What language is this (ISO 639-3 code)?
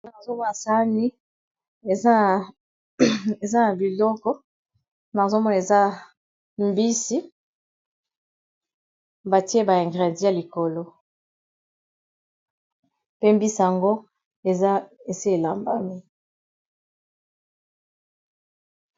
lin